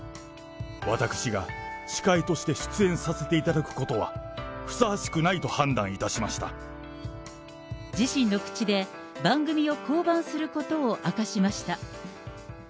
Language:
Japanese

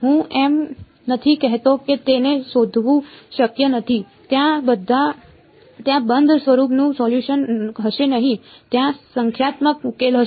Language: Gujarati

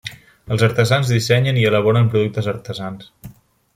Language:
Catalan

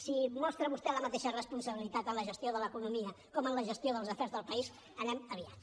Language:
Catalan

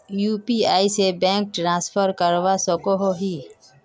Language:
Magahi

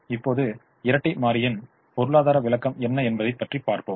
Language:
Tamil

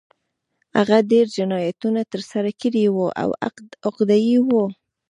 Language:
Pashto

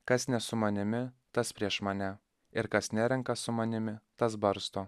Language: Lithuanian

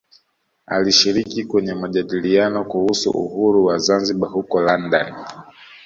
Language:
Swahili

